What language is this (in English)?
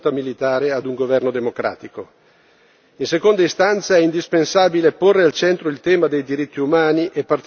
Italian